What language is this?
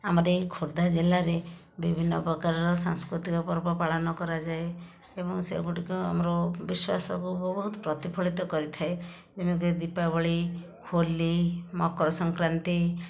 Odia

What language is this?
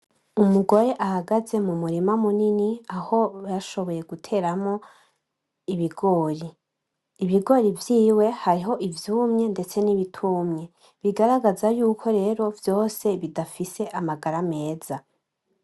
Rundi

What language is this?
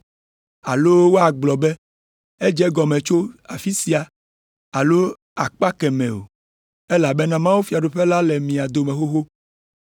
Ewe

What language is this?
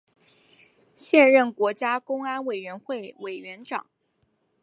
Chinese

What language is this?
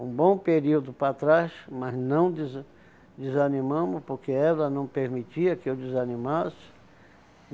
Portuguese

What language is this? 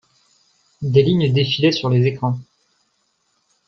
French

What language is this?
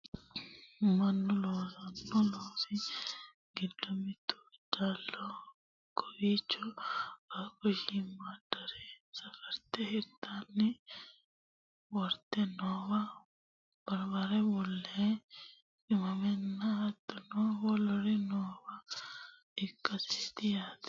Sidamo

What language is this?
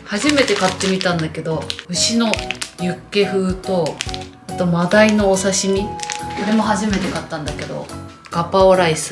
Japanese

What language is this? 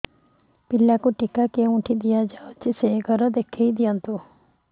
Odia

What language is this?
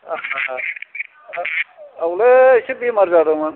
Bodo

